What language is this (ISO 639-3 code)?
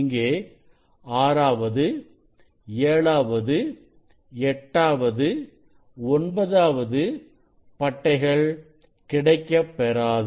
tam